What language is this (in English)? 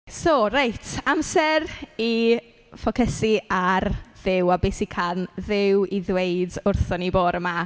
Welsh